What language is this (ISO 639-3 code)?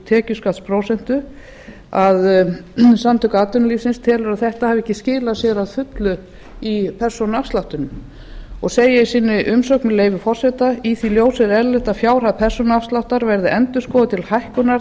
isl